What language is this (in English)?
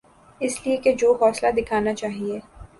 Urdu